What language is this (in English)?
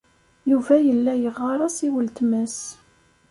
Kabyle